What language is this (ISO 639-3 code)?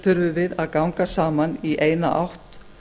isl